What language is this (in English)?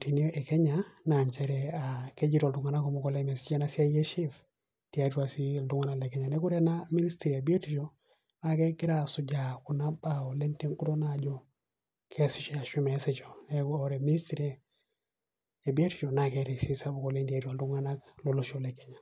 Masai